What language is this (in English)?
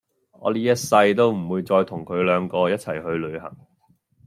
Cantonese